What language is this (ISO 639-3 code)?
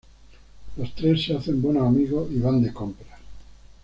spa